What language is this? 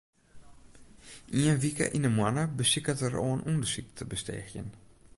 Western Frisian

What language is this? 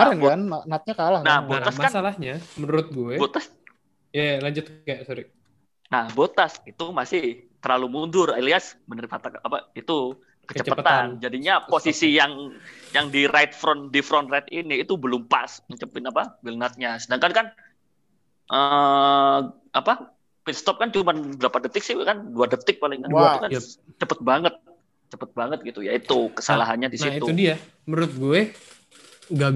Indonesian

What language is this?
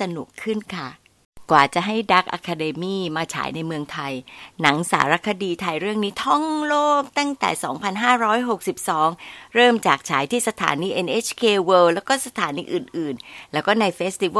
Thai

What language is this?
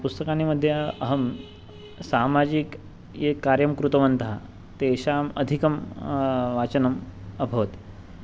Sanskrit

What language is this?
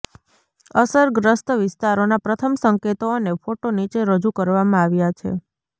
Gujarati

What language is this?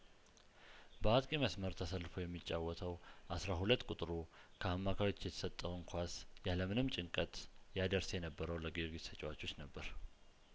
Amharic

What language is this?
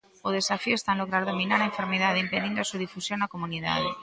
Galician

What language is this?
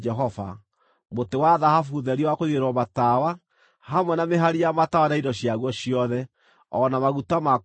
Kikuyu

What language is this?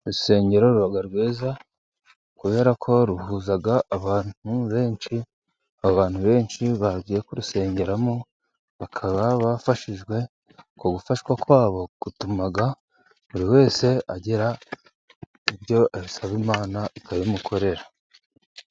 Kinyarwanda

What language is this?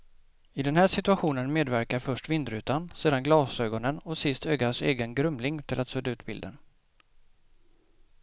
Swedish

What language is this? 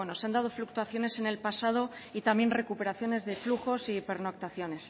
Spanish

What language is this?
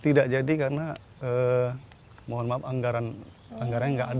Indonesian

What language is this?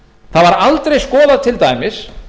Icelandic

